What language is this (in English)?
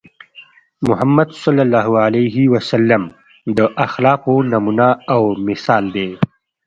Pashto